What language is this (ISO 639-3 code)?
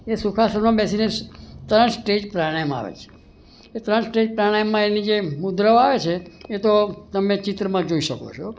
guj